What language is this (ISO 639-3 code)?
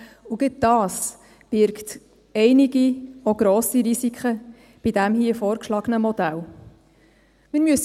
gsw